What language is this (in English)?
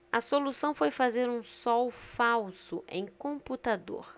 Portuguese